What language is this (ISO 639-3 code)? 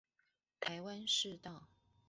zho